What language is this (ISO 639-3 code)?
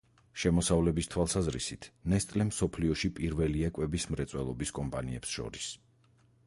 kat